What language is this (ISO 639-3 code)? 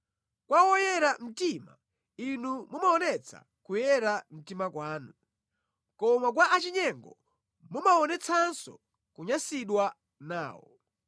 nya